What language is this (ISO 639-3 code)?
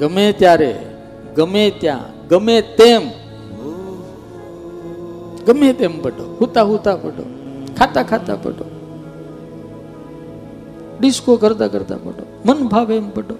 guj